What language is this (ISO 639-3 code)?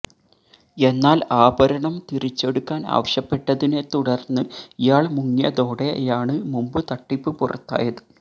mal